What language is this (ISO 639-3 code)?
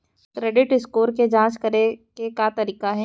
hne